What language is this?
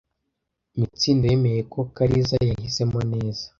Kinyarwanda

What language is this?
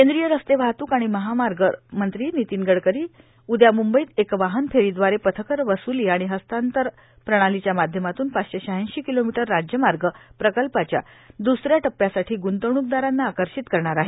Marathi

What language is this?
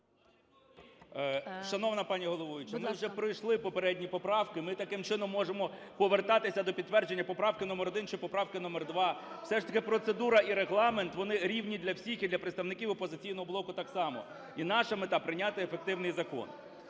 Ukrainian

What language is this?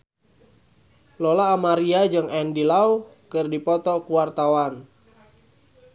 Sundanese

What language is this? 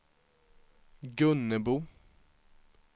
Swedish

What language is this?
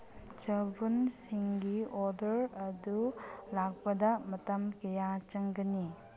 Manipuri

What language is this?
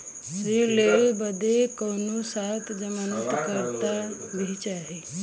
Bhojpuri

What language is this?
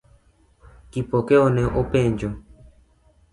Luo (Kenya and Tanzania)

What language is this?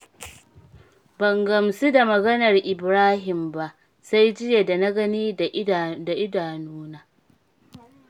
Hausa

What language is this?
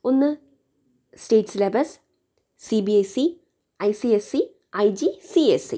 Malayalam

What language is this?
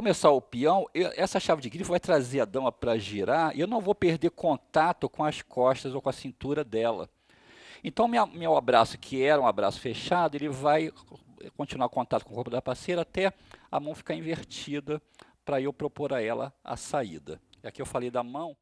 Portuguese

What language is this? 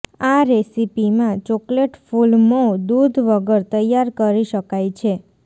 Gujarati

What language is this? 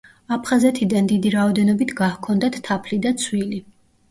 Georgian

